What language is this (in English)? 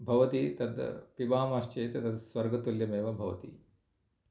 Sanskrit